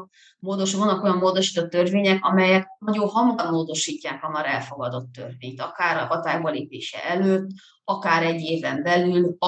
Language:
Hungarian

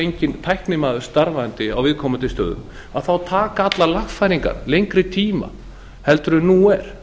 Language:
Icelandic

